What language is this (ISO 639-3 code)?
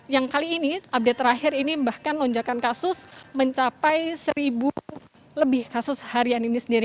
ind